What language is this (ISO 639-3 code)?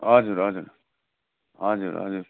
nep